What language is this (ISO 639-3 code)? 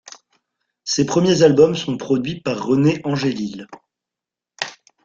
fra